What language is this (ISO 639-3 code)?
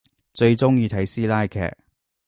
yue